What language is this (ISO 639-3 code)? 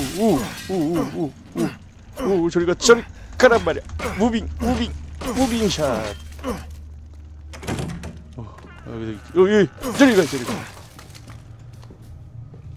kor